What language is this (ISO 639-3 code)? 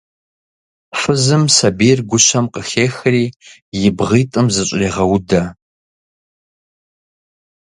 kbd